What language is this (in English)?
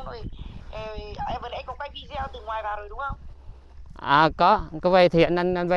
Vietnamese